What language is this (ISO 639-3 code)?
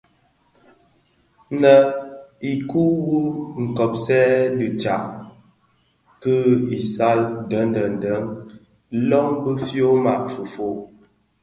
ksf